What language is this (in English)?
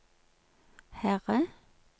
Norwegian